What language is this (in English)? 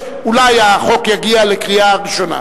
Hebrew